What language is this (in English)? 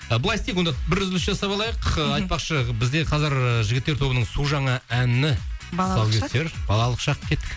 Kazakh